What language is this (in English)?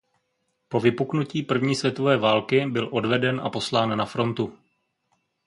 Czech